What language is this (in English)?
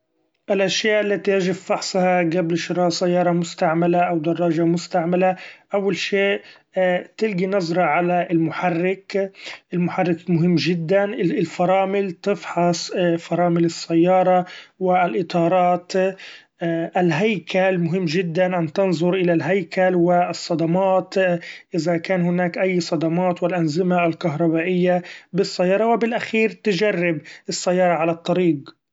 Gulf Arabic